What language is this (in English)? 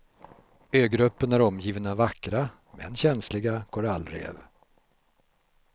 Swedish